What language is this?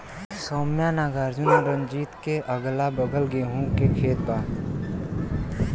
Bhojpuri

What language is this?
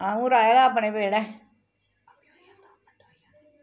Dogri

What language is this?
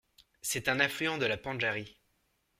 French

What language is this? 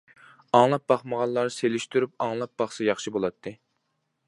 Uyghur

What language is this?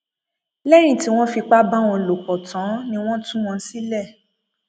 Yoruba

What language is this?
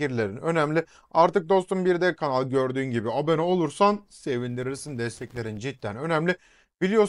Turkish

